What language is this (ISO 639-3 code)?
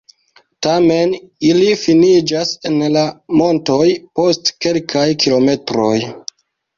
epo